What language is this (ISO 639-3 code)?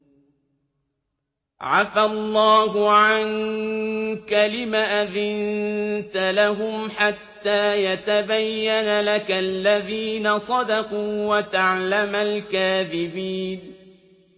ara